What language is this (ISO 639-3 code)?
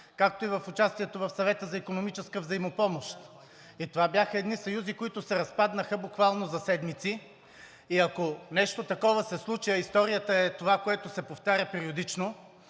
bul